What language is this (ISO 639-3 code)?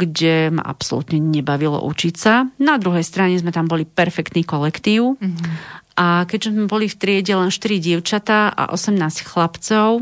slk